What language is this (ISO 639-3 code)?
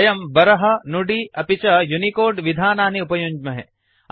san